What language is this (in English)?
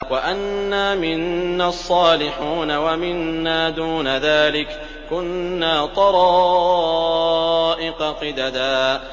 Arabic